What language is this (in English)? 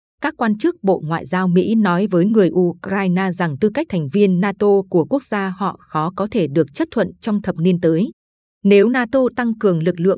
Vietnamese